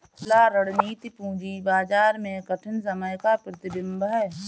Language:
Hindi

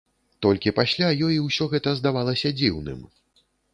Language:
Belarusian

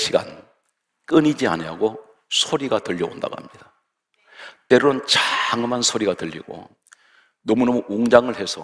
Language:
Korean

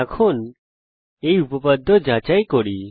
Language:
Bangla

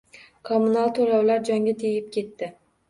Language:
Uzbek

